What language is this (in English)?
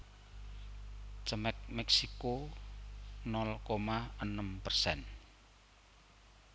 Javanese